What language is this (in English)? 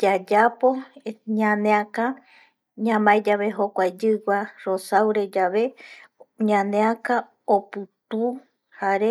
Eastern Bolivian Guaraní